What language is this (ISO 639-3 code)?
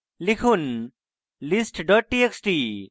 ben